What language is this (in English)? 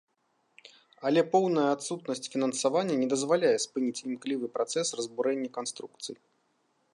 Belarusian